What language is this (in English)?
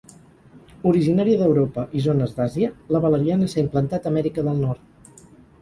Catalan